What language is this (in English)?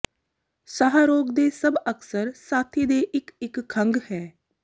Punjabi